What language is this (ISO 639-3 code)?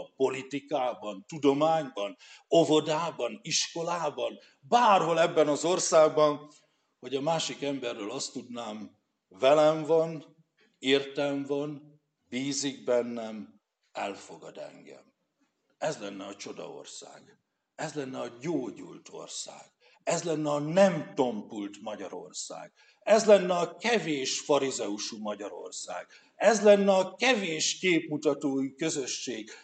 hun